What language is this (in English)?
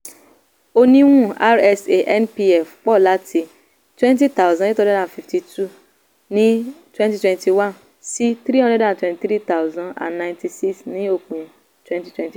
Yoruba